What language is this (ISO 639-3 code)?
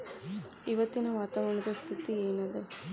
kan